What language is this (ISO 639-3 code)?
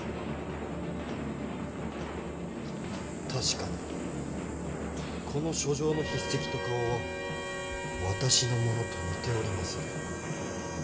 jpn